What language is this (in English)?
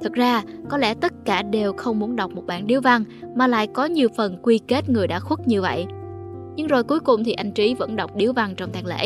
Vietnamese